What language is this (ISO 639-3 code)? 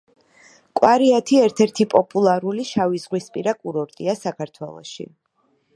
kat